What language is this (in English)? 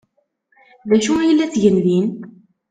Kabyle